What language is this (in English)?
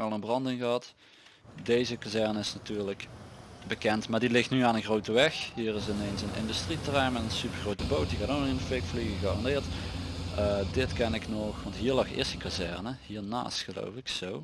Dutch